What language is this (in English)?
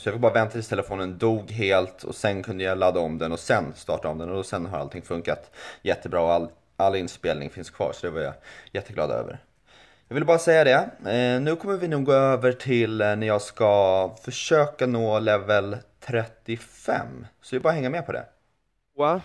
Swedish